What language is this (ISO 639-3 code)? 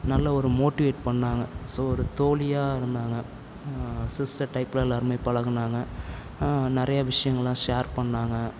tam